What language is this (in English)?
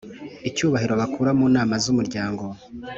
Kinyarwanda